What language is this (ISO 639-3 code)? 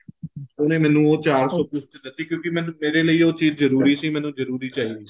pan